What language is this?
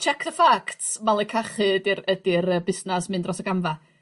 Welsh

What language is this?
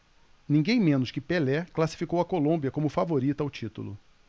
Portuguese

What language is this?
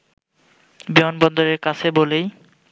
Bangla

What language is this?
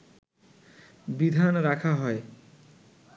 Bangla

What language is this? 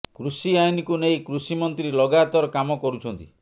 Odia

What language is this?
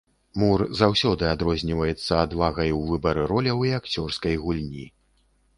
Belarusian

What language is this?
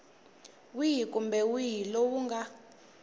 Tsonga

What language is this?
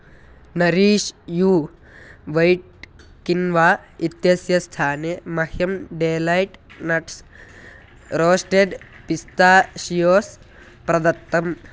Sanskrit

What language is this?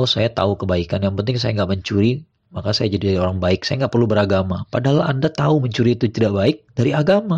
Indonesian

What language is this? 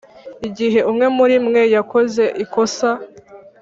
Kinyarwanda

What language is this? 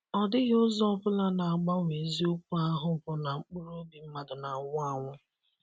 Igbo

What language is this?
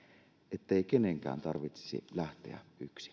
Finnish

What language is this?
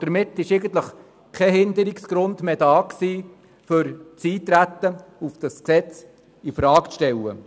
Swiss German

